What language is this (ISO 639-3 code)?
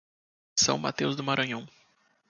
por